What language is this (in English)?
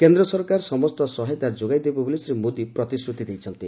Odia